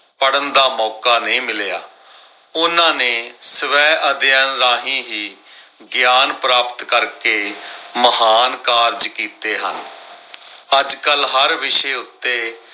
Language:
Punjabi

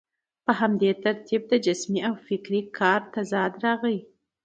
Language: Pashto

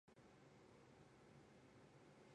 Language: Chinese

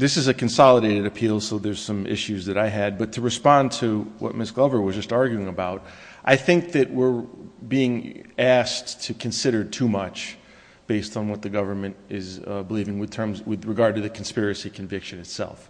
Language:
English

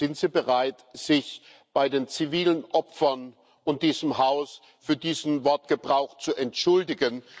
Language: German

